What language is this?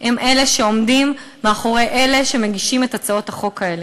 Hebrew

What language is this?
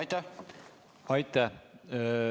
Estonian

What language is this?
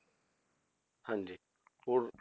Punjabi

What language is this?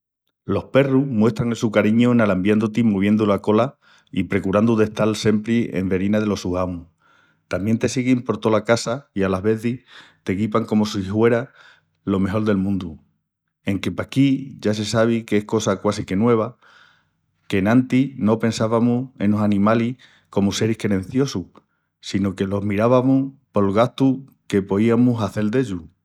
Extremaduran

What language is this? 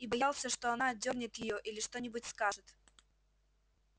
Russian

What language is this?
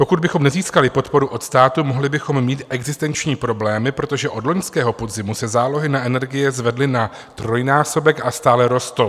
Czech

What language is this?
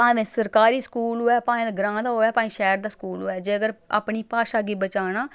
Dogri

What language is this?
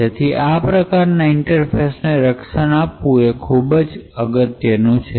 Gujarati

